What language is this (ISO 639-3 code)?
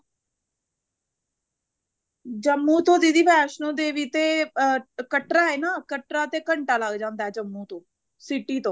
pan